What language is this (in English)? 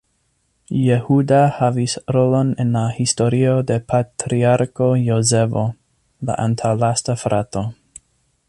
Esperanto